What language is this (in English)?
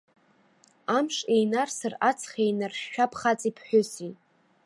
Abkhazian